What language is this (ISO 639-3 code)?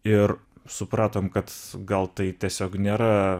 lit